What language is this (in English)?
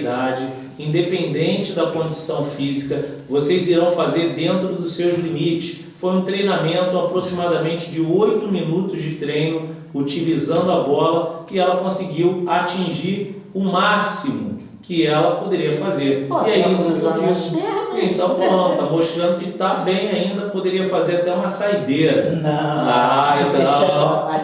Portuguese